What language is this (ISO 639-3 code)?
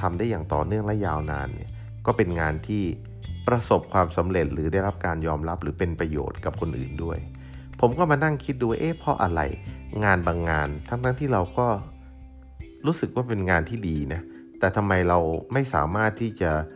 tha